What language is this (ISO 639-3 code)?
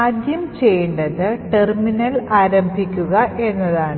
mal